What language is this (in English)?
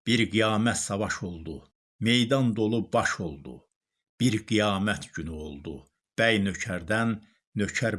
Turkish